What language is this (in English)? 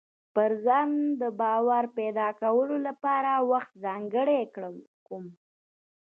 Pashto